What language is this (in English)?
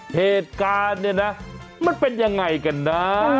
Thai